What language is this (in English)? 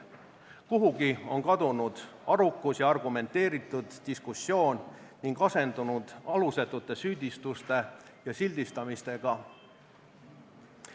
Estonian